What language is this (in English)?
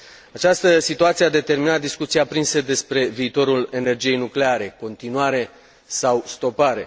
Romanian